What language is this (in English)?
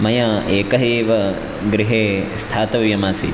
Sanskrit